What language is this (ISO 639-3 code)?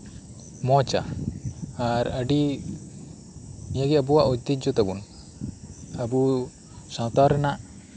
sat